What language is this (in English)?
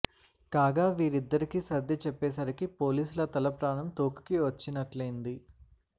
Telugu